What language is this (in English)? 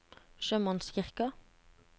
Norwegian